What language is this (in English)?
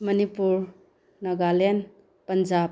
Manipuri